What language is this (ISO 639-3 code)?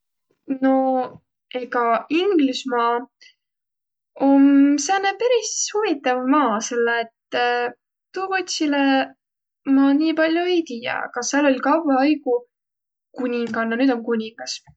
vro